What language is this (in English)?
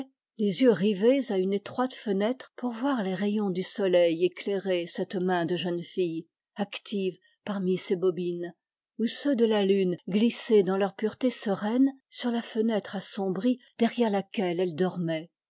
French